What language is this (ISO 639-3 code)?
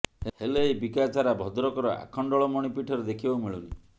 ori